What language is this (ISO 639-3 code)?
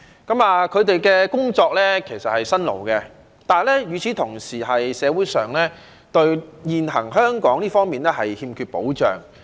yue